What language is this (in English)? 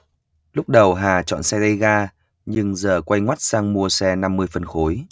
Vietnamese